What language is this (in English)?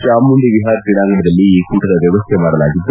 Kannada